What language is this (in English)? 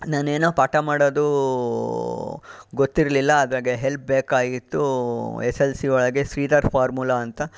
Kannada